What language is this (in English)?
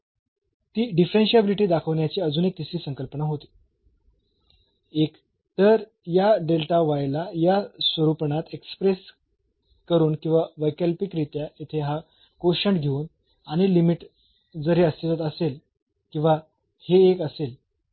Marathi